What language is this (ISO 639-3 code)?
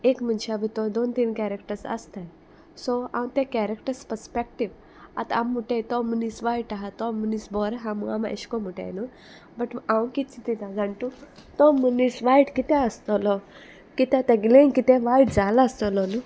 kok